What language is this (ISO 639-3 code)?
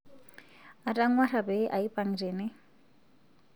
mas